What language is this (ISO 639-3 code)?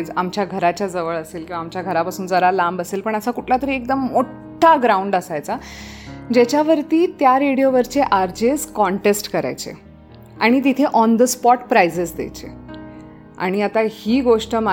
mar